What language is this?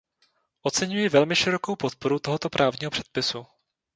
Czech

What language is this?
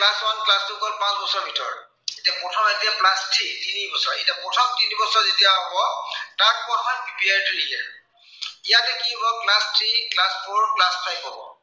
Assamese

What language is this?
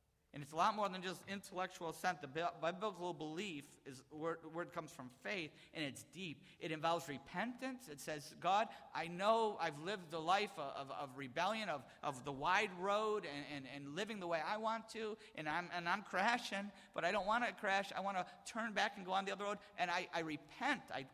English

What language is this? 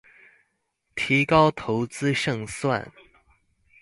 Chinese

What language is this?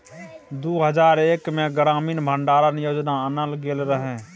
Maithili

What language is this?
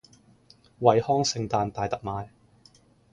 Cantonese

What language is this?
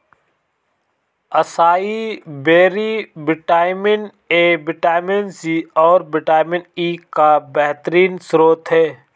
Hindi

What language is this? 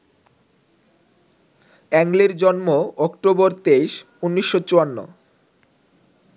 Bangla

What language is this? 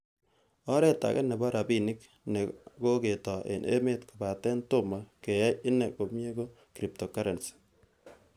Kalenjin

